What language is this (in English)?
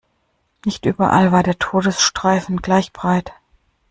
German